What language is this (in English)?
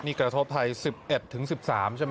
Thai